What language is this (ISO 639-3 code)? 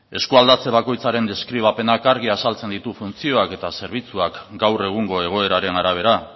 eus